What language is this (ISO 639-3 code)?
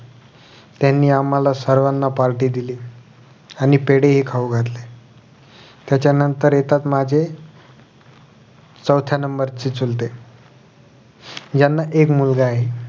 mar